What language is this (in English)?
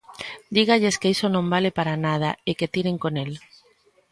Galician